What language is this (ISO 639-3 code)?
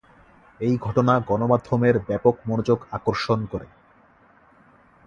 ben